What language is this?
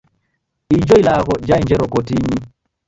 Taita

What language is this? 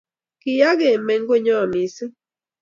Kalenjin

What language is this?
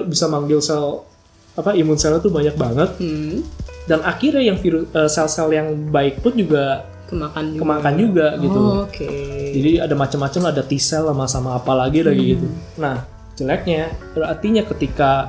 Indonesian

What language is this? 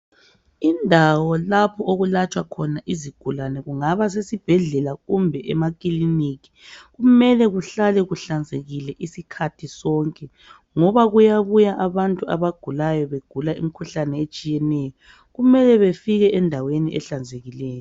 North Ndebele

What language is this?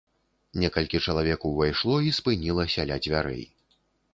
Belarusian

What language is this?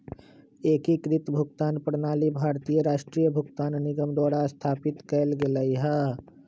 Magahi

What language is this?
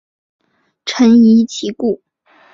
Chinese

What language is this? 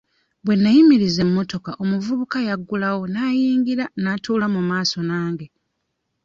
Ganda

